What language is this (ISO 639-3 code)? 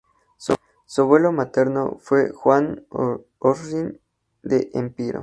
spa